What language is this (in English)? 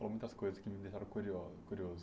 Portuguese